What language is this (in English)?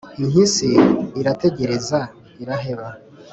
Kinyarwanda